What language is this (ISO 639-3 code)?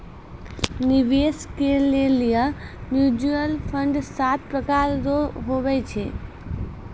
mai